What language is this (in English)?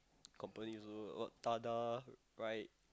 English